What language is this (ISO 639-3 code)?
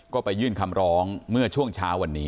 tha